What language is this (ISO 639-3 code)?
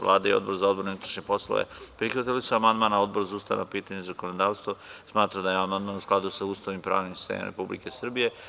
srp